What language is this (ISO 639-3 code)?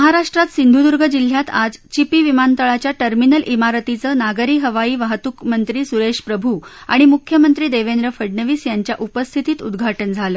mar